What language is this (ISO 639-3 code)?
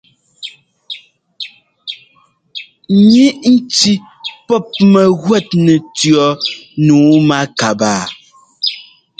jgo